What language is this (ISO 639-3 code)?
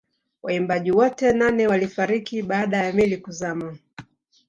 swa